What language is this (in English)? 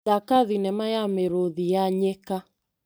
Kikuyu